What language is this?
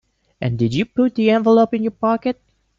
English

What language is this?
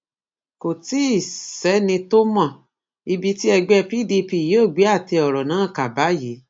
Yoruba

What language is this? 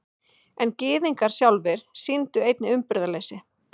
Icelandic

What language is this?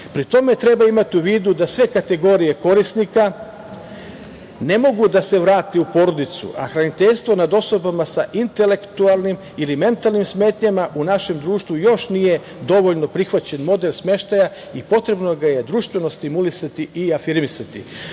Serbian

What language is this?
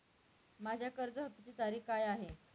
Marathi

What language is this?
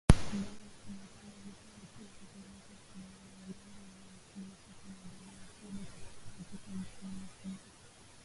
Swahili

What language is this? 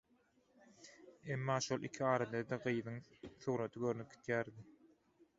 Turkmen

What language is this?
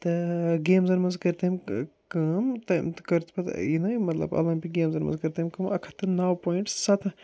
Kashmiri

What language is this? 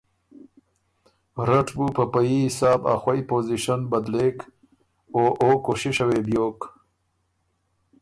Ormuri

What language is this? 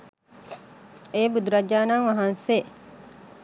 Sinhala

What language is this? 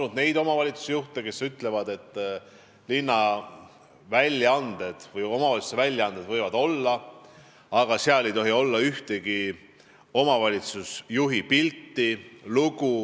Estonian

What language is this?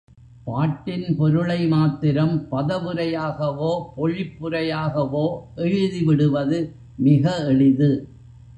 Tamil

